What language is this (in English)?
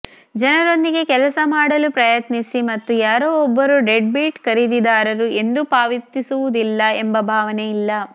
Kannada